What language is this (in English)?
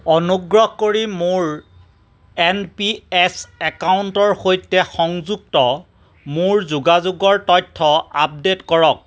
Assamese